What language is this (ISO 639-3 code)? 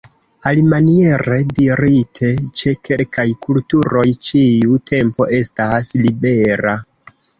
epo